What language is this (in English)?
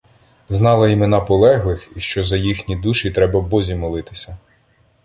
Ukrainian